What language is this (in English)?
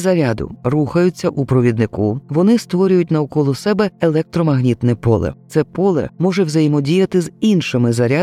Ukrainian